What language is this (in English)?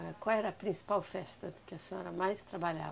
Portuguese